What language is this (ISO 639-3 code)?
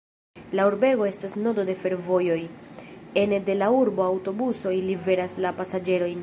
epo